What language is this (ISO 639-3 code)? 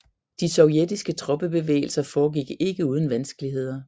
dan